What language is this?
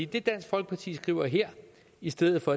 Danish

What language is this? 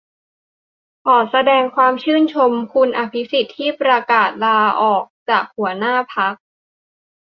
Thai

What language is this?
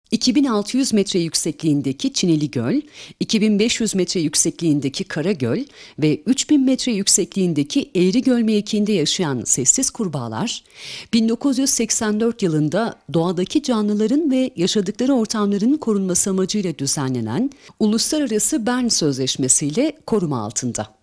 Turkish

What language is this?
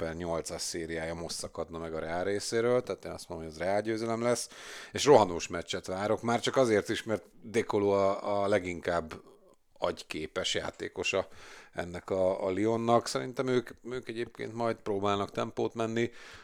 Hungarian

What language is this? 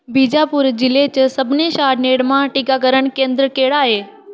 Dogri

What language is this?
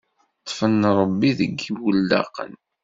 Kabyle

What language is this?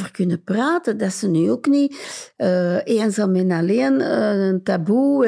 Dutch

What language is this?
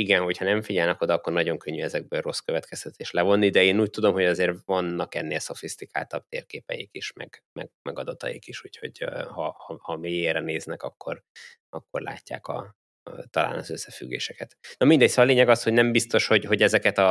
Hungarian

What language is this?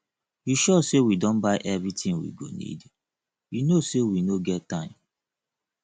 Nigerian Pidgin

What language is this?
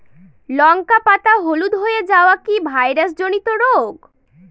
Bangla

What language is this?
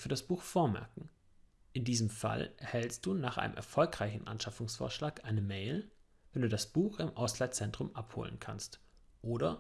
German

